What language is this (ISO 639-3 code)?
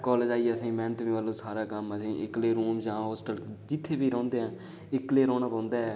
doi